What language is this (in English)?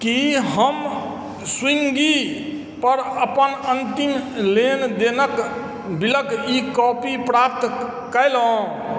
Maithili